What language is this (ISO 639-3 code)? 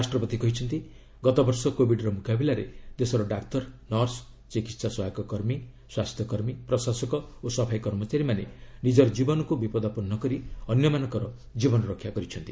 ori